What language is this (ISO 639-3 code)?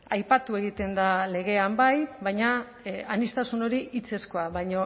eus